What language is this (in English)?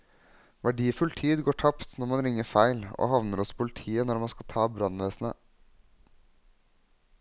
Norwegian